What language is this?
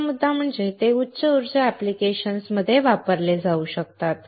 Marathi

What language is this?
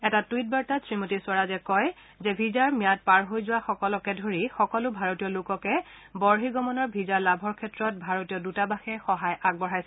Assamese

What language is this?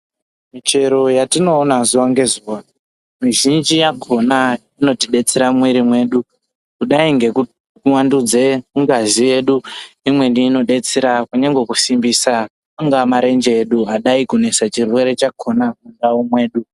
Ndau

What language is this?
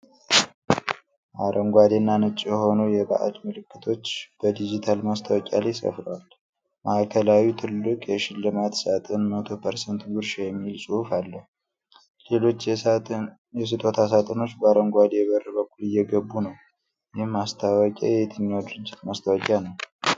Amharic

